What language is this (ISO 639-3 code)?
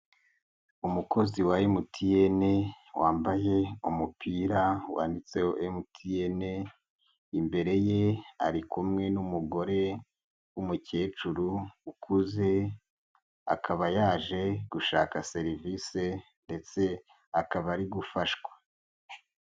kin